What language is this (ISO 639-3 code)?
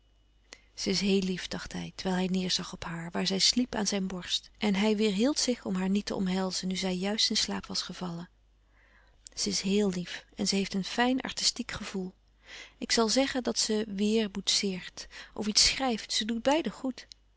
nld